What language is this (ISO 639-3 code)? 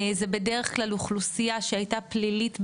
heb